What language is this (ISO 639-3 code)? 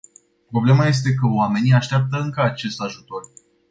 ron